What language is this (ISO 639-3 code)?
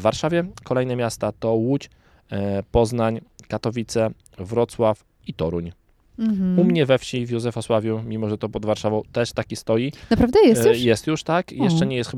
pol